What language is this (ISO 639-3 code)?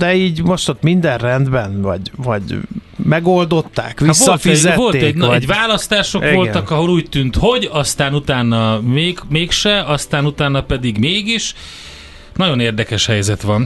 hun